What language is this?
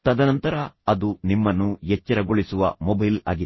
Kannada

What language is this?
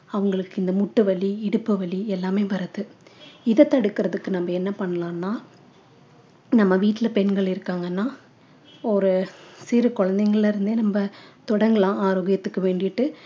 Tamil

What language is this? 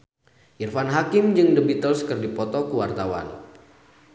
Sundanese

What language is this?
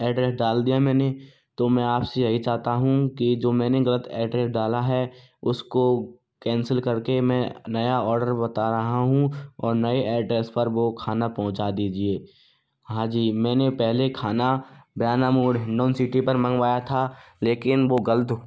Hindi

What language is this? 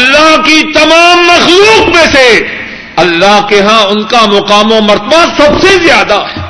Urdu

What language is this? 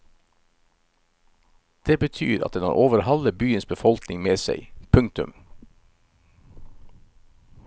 Norwegian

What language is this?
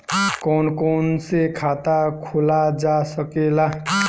Bhojpuri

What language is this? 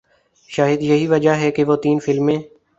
Urdu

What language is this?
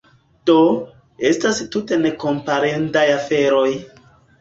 Esperanto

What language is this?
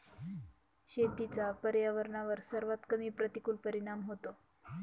Marathi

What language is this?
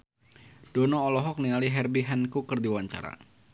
Sundanese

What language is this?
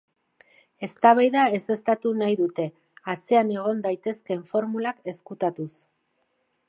Basque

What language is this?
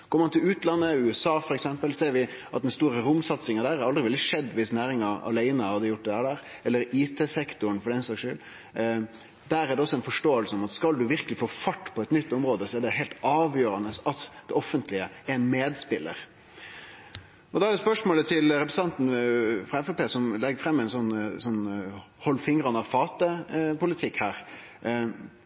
Norwegian Nynorsk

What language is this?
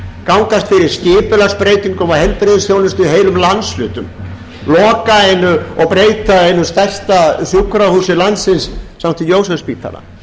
Icelandic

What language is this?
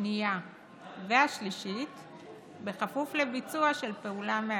Hebrew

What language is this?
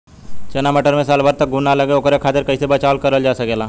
Bhojpuri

